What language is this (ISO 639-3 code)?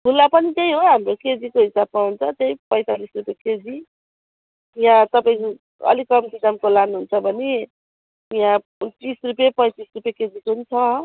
nep